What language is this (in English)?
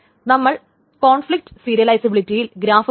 Malayalam